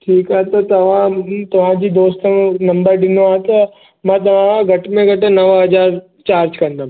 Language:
Sindhi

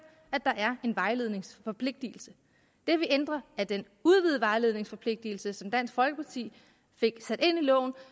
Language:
Danish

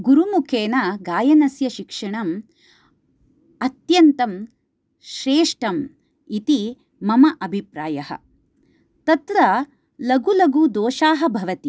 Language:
Sanskrit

